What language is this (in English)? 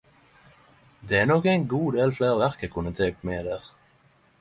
Norwegian Nynorsk